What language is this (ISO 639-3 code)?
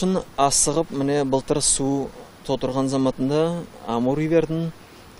tur